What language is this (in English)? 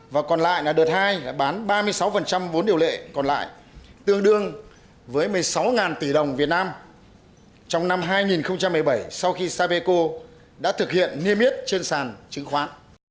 Vietnamese